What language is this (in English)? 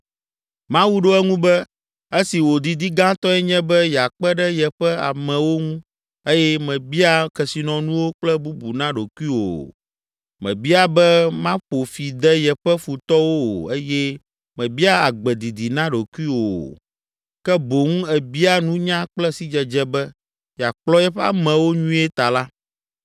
Ewe